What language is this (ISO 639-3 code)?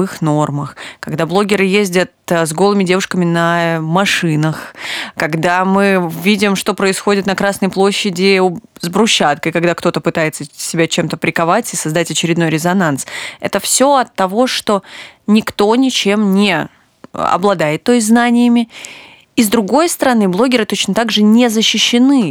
rus